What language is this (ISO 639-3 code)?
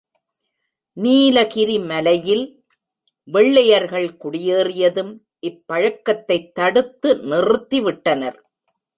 tam